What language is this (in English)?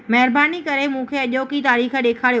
Sindhi